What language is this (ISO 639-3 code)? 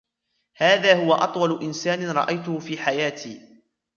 ara